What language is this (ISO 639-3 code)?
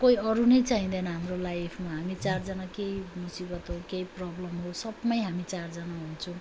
nep